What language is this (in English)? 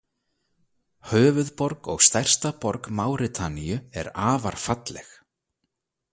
Icelandic